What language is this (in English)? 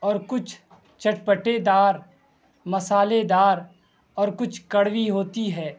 Urdu